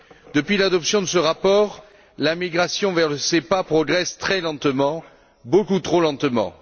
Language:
French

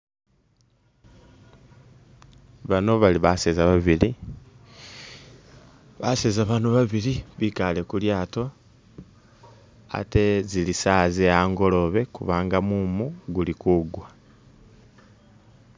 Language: Masaaba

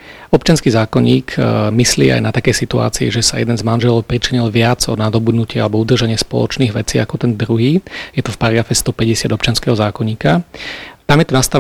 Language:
Slovak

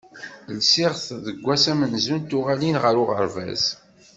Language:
Kabyle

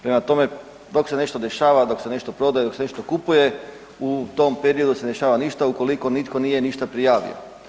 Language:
Croatian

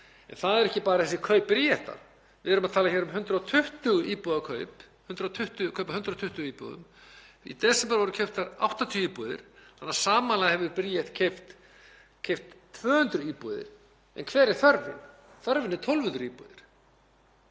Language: Icelandic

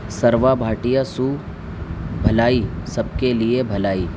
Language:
Urdu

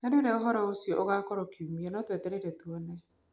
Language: Kikuyu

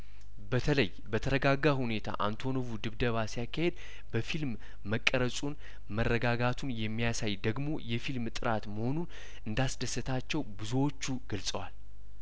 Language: Amharic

